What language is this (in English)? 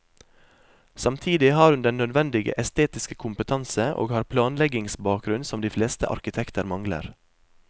Norwegian